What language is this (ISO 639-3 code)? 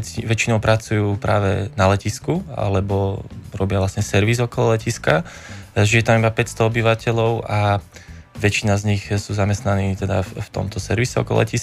slk